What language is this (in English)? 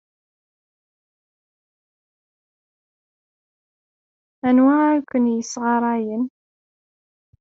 Kabyle